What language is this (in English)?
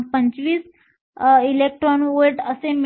Marathi